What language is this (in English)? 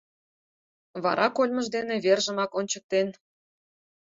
Mari